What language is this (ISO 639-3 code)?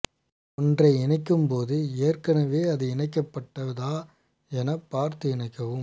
tam